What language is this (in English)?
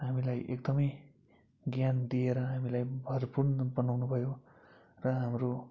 Nepali